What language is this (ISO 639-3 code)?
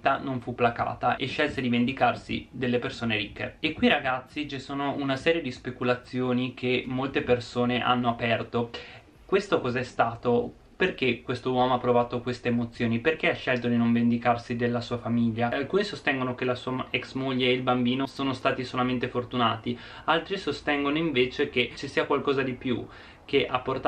ita